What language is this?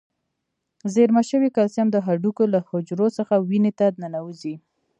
Pashto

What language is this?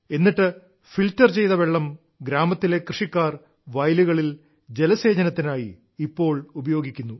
Malayalam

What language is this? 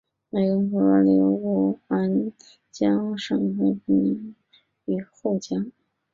Chinese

